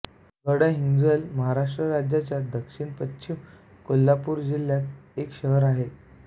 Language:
Marathi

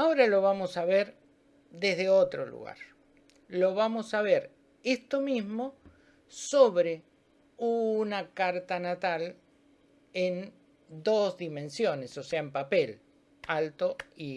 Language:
Spanish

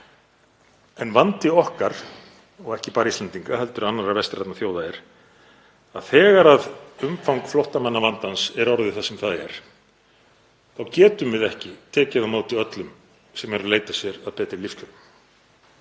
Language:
Icelandic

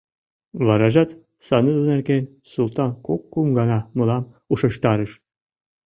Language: Mari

